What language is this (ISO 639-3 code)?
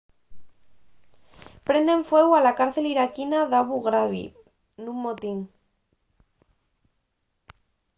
ast